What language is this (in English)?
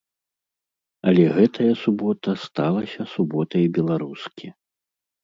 Belarusian